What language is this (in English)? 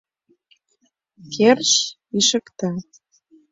Mari